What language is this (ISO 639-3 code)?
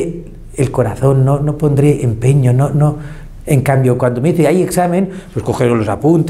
spa